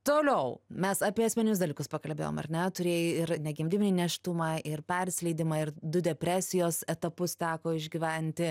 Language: Lithuanian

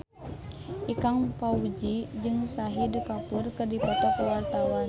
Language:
Sundanese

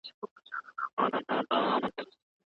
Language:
Pashto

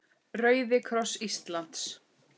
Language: Icelandic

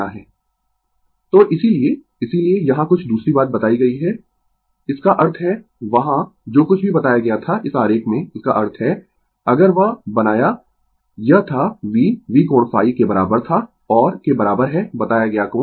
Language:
Hindi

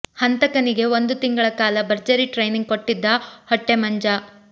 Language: Kannada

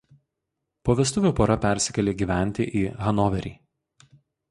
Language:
Lithuanian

